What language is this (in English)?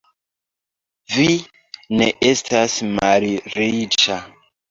Esperanto